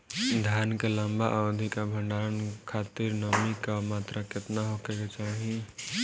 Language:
Bhojpuri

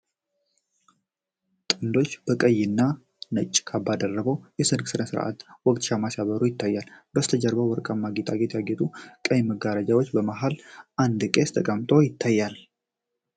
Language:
Amharic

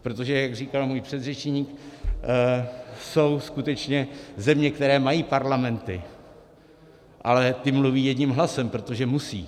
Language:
Czech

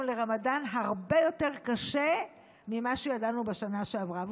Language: Hebrew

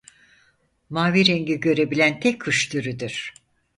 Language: Turkish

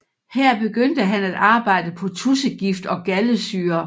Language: Danish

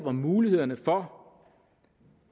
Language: Danish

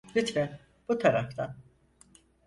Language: Turkish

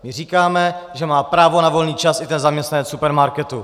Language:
Czech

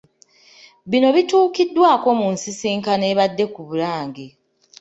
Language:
Ganda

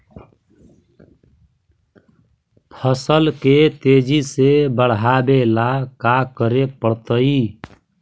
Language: Magahi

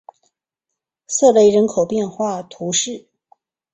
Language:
Chinese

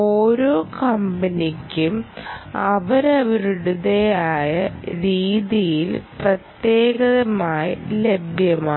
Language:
Malayalam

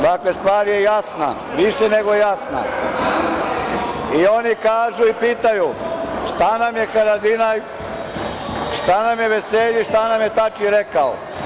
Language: Serbian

